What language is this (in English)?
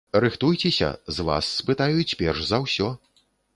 Belarusian